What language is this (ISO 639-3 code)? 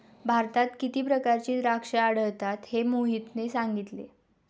mar